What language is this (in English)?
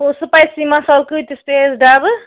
Kashmiri